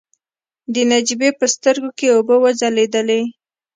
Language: Pashto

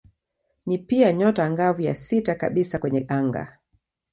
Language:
Swahili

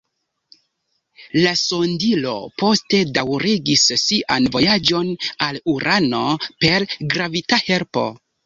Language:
Esperanto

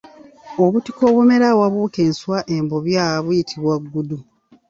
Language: Ganda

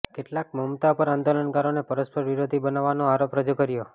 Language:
Gujarati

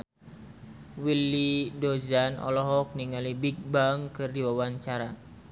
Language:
Sundanese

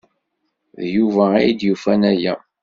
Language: Kabyle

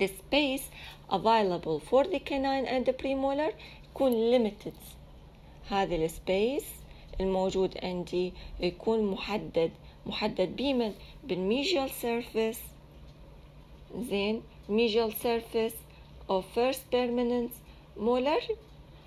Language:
Arabic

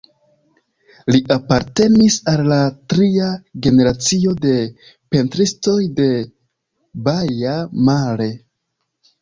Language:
Esperanto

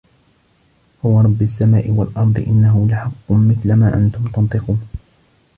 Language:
Arabic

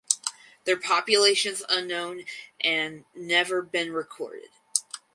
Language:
English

